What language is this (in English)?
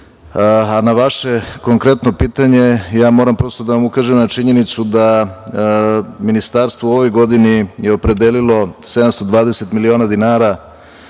Serbian